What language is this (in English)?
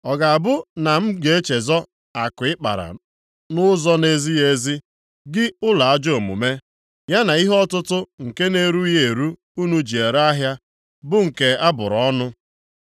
Igbo